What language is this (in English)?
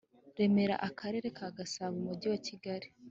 Kinyarwanda